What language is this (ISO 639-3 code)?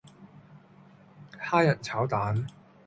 yue